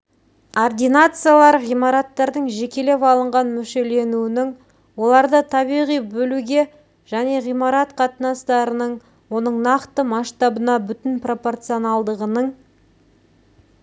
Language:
Kazakh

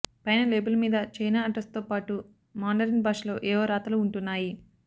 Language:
Telugu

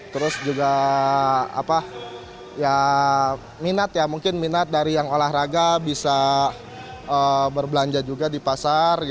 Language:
Indonesian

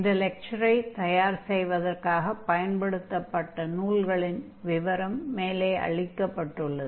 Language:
Tamil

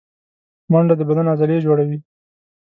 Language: Pashto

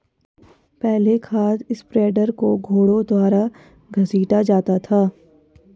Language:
Hindi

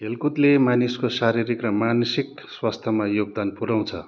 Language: Nepali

